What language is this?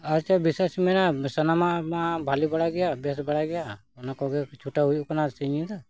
Santali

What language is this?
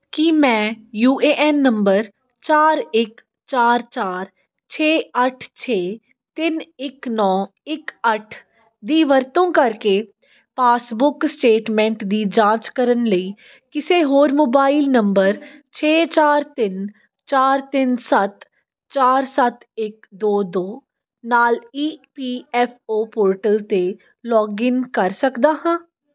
Punjabi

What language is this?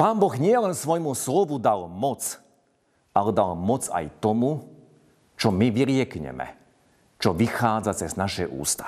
Slovak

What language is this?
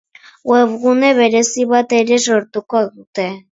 Basque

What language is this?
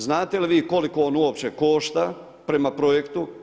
Croatian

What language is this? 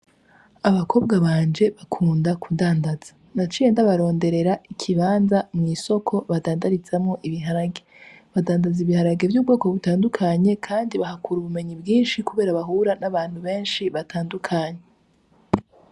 Rundi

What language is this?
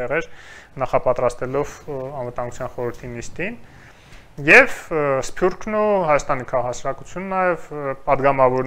Romanian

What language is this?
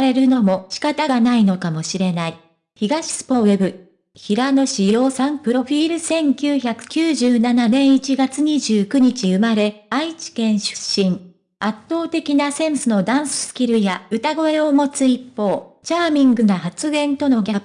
Japanese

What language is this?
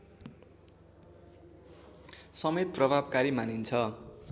Nepali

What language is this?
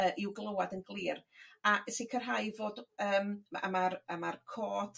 Welsh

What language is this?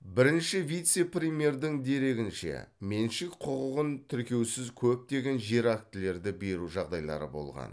Kazakh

